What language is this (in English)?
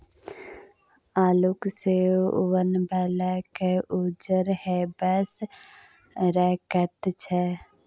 Maithili